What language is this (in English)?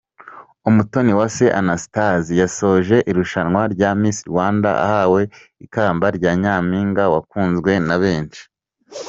Kinyarwanda